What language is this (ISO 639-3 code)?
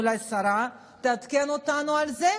heb